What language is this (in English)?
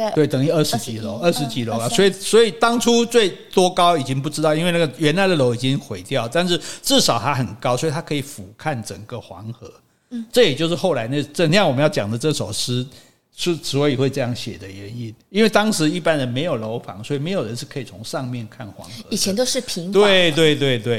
Chinese